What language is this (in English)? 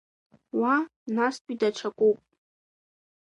Abkhazian